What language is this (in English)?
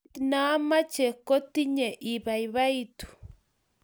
Kalenjin